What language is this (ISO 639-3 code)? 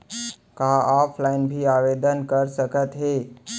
hne